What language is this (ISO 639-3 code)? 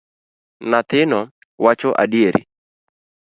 luo